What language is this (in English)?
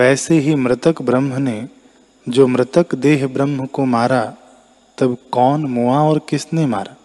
Hindi